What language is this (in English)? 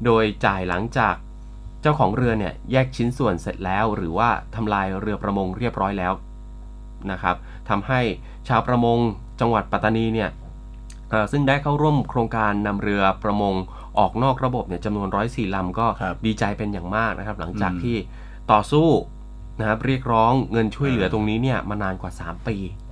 Thai